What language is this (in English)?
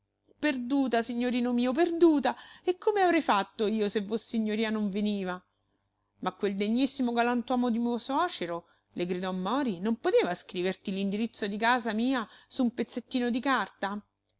Italian